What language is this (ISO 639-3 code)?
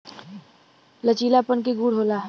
bho